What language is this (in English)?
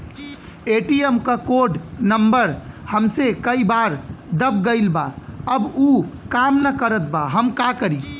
Bhojpuri